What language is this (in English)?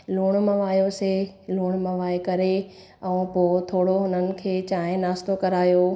Sindhi